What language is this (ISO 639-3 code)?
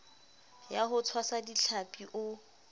sot